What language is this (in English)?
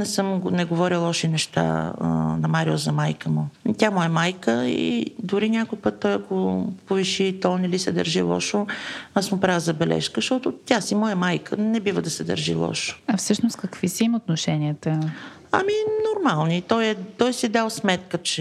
Bulgarian